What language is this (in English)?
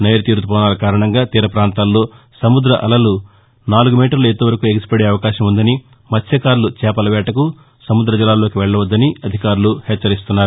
Telugu